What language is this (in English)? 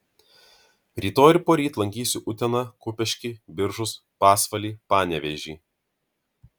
Lithuanian